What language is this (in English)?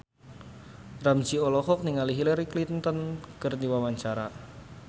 Sundanese